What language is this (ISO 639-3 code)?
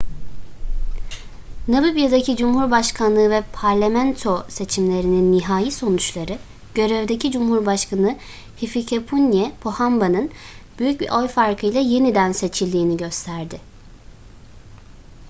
tur